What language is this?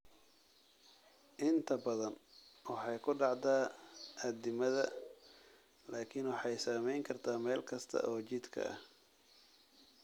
Somali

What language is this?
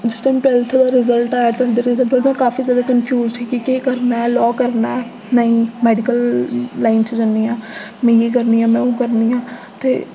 Dogri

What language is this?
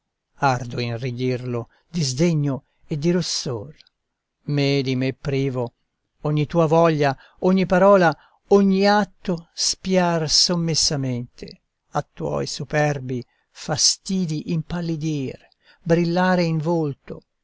Italian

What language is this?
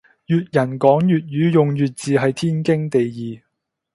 Cantonese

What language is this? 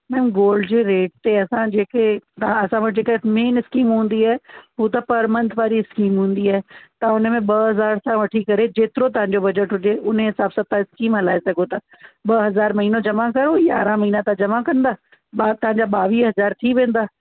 Sindhi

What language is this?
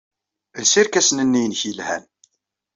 Kabyle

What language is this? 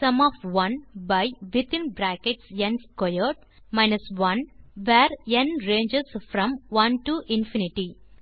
Tamil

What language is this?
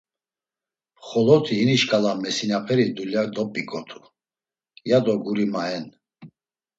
Laz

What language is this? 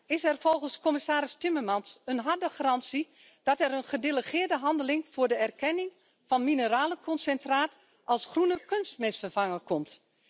Dutch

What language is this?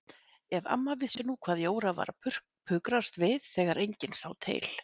Icelandic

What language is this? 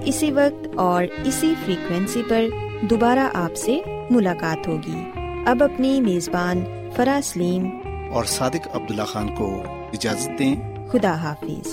Urdu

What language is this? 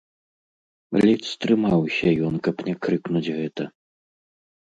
Belarusian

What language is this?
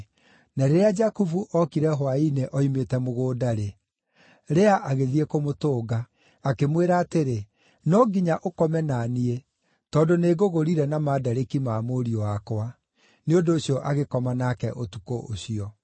Kikuyu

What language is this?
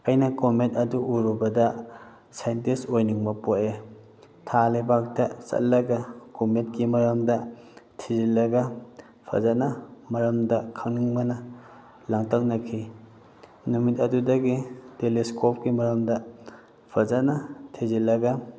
Manipuri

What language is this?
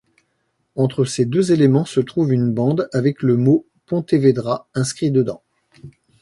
French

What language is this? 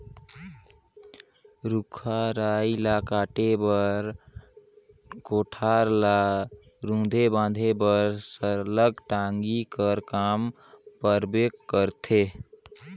Chhattisgarhi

